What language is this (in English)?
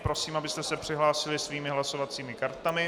Czech